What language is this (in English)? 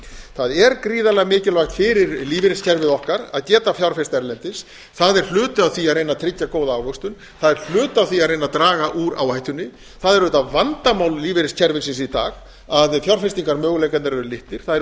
Icelandic